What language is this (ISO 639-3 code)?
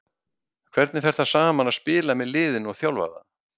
isl